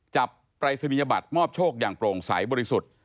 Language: Thai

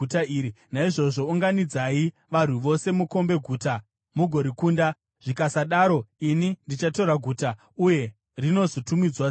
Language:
Shona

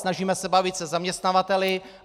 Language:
Czech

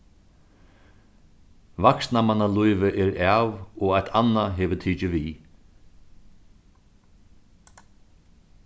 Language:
Faroese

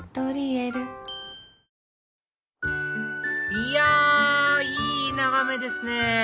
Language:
Japanese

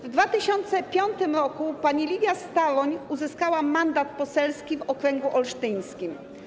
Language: Polish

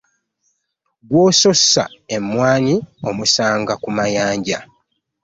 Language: Ganda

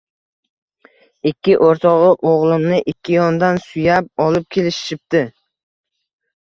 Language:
Uzbek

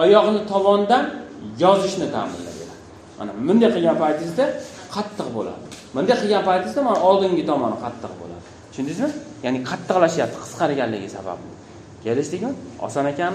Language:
Turkish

